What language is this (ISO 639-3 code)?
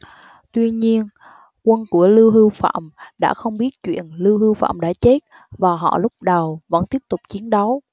vie